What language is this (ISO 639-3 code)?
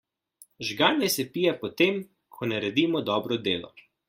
slv